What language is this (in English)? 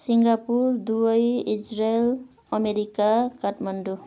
Nepali